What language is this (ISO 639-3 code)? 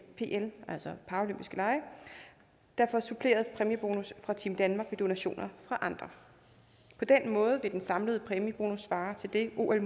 dan